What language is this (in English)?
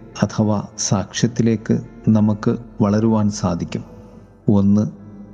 Malayalam